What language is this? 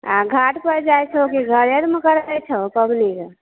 Maithili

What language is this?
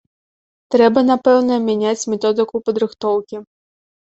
Belarusian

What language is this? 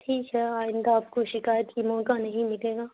Urdu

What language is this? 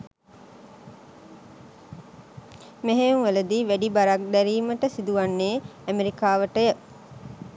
Sinhala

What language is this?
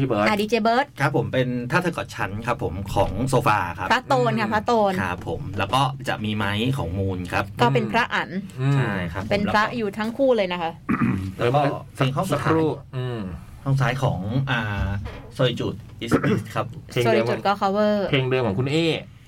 Thai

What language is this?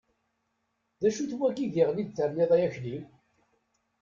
Kabyle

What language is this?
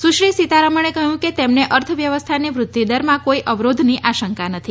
Gujarati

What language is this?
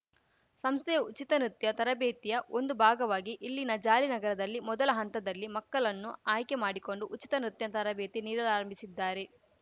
Kannada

